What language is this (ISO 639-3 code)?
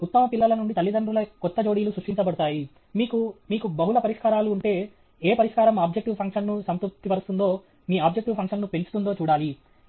tel